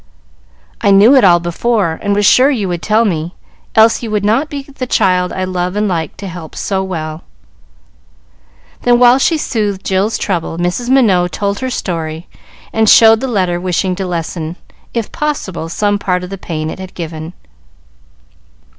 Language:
English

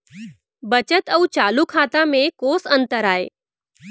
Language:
Chhattisgarhi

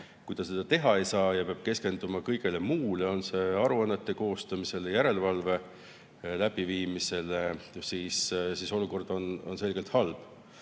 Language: Estonian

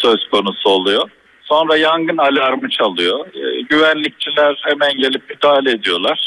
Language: Turkish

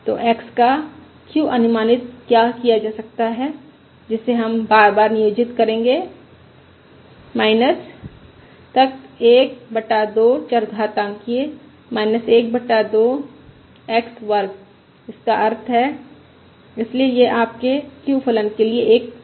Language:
Hindi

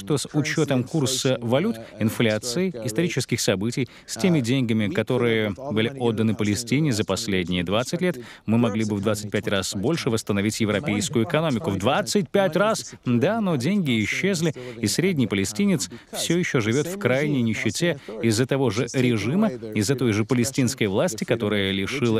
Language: Russian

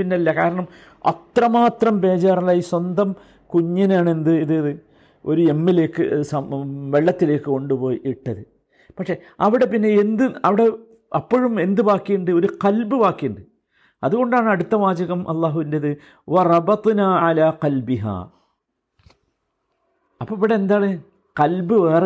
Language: Malayalam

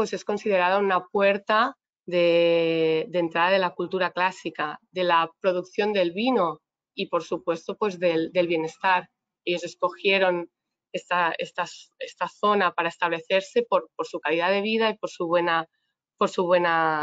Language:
Spanish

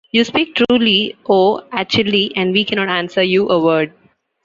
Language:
English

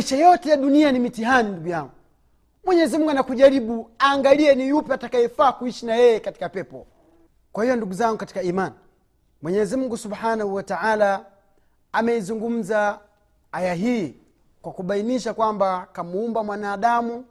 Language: Swahili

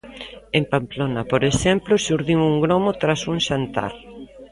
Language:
Galician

